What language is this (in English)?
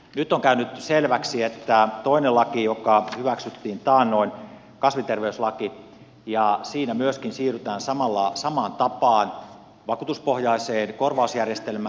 Finnish